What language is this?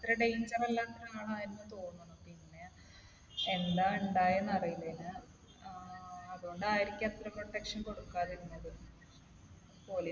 Malayalam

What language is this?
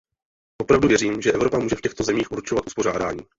Czech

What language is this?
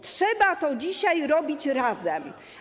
Polish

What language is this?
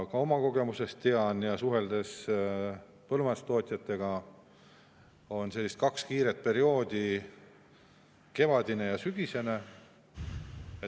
Estonian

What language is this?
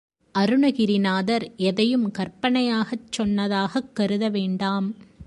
Tamil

